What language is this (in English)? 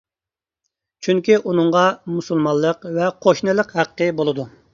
Uyghur